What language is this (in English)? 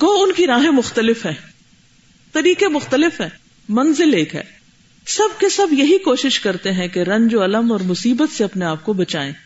Urdu